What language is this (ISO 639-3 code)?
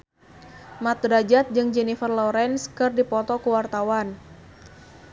sun